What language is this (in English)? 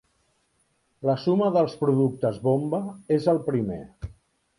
Catalan